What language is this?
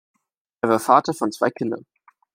German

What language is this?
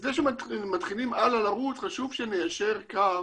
Hebrew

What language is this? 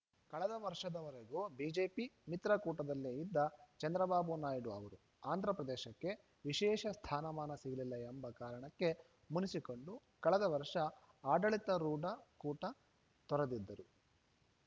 Kannada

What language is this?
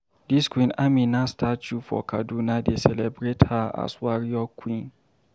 Nigerian Pidgin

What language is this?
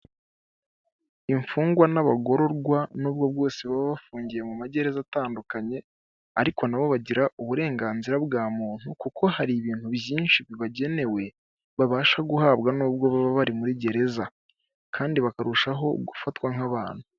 Kinyarwanda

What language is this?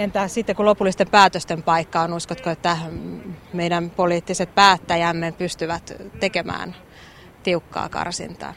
Finnish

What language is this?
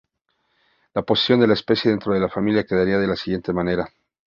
Spanish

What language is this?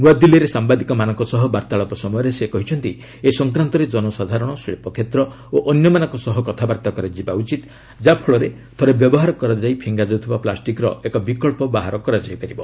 Odia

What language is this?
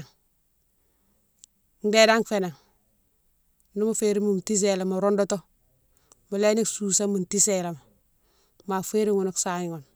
Mansoanka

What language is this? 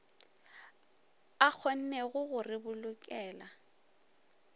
Northern Sotho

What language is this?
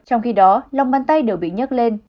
Vietnamese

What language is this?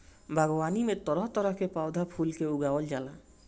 Bhojpuri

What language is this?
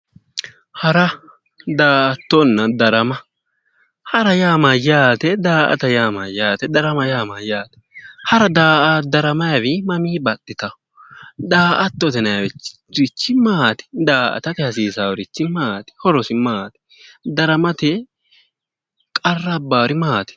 Sidamo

